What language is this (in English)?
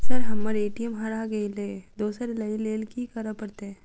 Maithili